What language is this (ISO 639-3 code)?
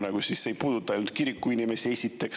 est